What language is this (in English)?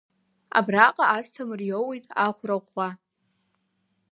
Abkhazian